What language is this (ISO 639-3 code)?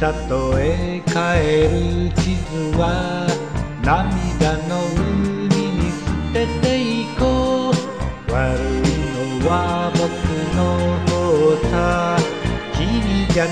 tha